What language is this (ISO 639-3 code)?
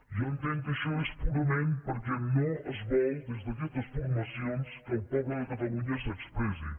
cat